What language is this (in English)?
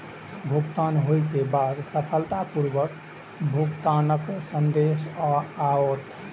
Maithili